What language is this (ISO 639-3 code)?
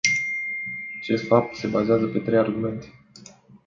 ron